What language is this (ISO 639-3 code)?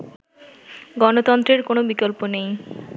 ben